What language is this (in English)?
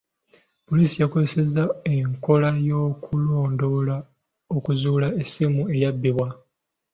Ganda